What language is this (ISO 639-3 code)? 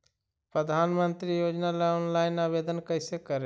mag